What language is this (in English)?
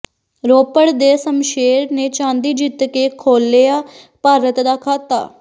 Punjabi